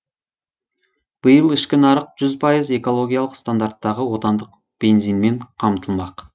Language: Kazakh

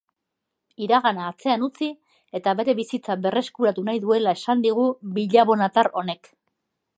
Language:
Basque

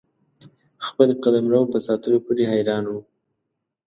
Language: Pashto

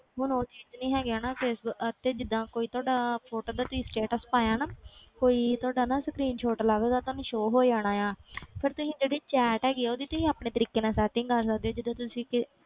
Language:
Punjabi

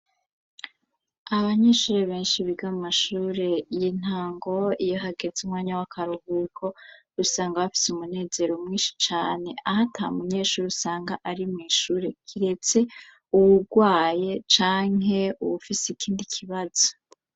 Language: Rundi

